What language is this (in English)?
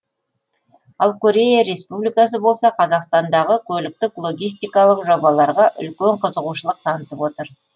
Kazakh